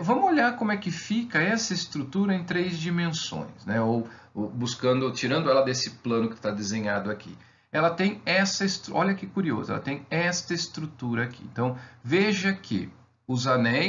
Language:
Portuguese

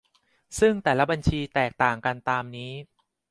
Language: Thai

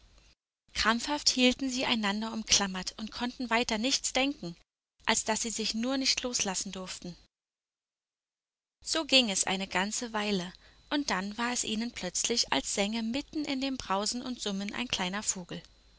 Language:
German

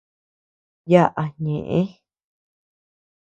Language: Tepeuxila Cuicatec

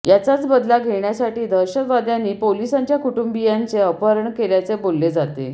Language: Marathi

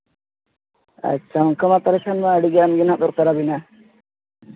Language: Santali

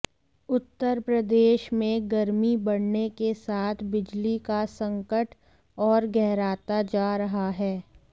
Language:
Hindi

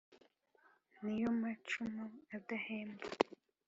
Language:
Kinyarwanda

